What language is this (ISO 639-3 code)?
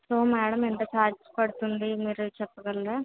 tel